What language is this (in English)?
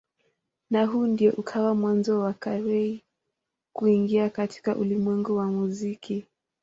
Swahili